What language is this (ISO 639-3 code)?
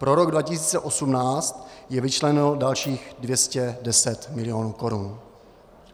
ces